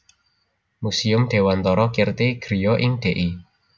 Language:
Javanese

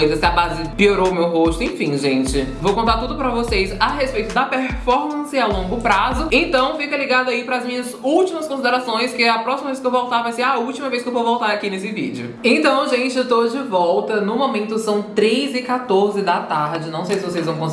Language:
Portuguese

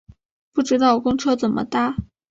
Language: Chinese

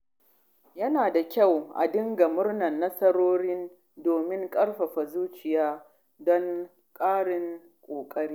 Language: Hausa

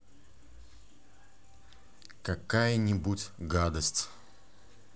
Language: Russian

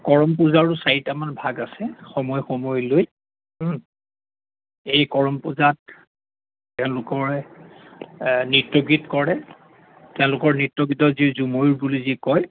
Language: Assamese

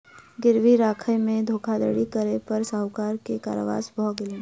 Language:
Maithili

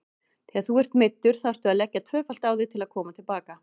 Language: Icelandic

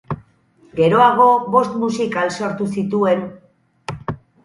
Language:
Basque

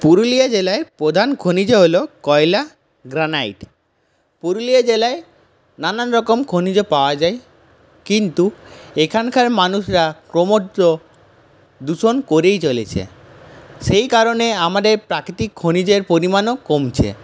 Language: Bangla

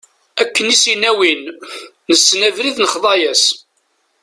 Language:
Kabyle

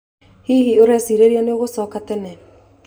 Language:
Kikuyu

